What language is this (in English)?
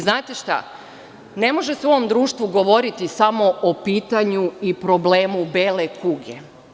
Serbian